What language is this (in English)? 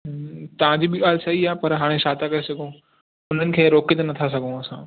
Sindhi